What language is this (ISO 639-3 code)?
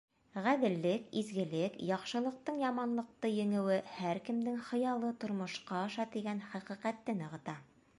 bak